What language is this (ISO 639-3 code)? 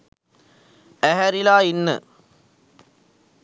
sin